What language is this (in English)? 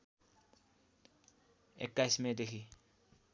Nepali